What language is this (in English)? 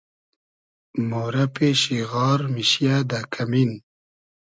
Hazaragi